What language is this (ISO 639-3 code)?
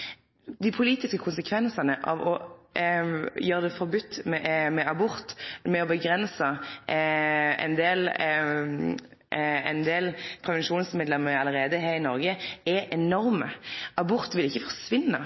nno